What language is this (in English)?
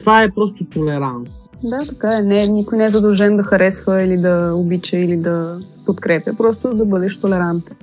Bulgarian